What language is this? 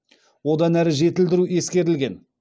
Kazakh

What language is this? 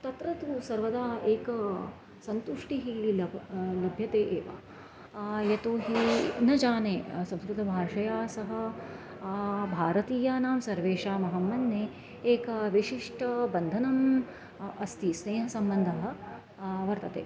Sanskrit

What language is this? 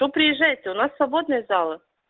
Russian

